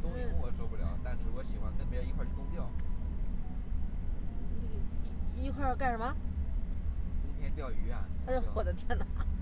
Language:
Chinese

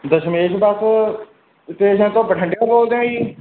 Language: Punjabi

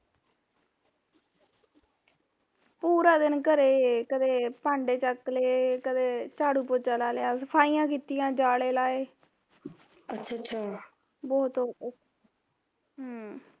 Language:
Punjabi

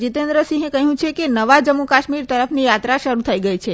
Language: Gujarati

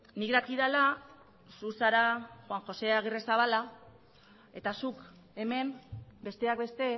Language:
Basque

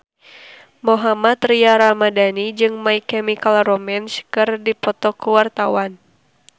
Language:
Sundanese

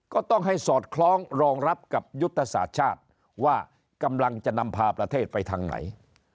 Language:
Thai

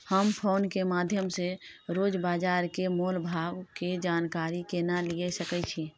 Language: Maithili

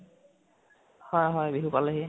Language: Assamese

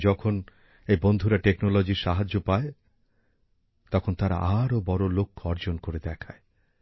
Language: Bangla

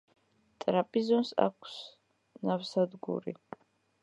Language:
Georgian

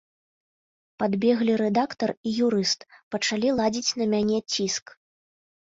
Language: Belarusian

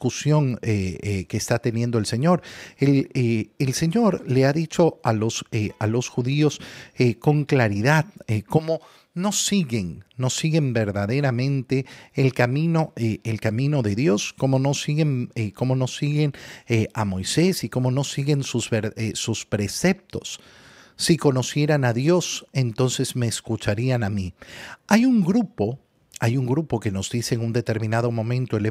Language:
Spanish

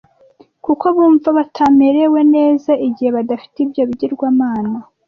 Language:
Kinyarwanda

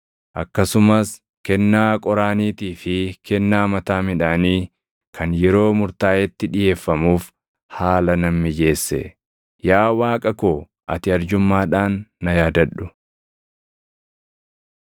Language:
Oromo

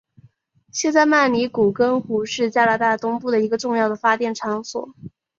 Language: Chinese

